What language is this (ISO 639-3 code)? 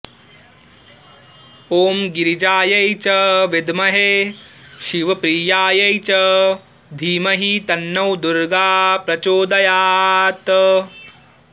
san